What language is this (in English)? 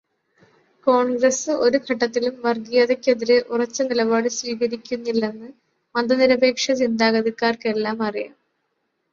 Malayalam